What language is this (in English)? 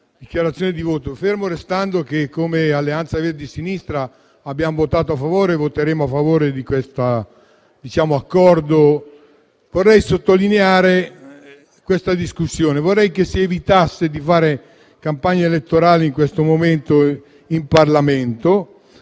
Italian